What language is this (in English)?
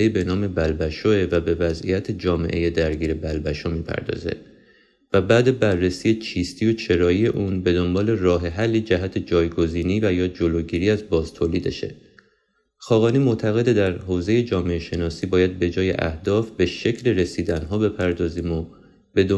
Persian